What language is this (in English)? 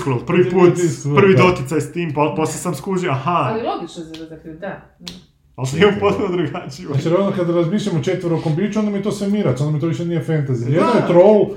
Croatian